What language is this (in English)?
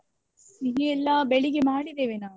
Kannada